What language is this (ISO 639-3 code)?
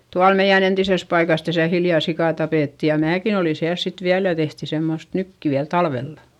fin